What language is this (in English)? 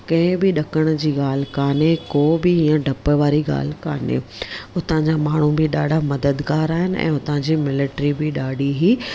Sindhi